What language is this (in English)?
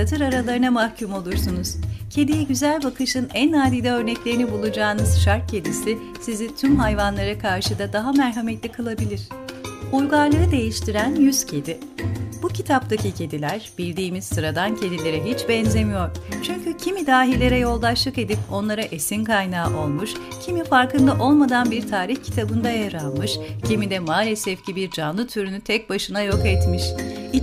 Turkish